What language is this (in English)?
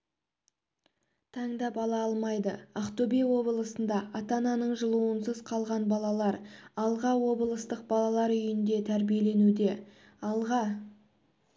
Kazakh